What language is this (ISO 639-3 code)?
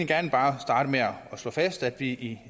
dan